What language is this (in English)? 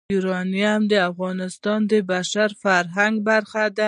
Pashto